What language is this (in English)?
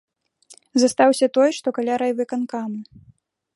Belarusian